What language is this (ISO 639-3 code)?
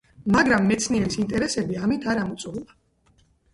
kat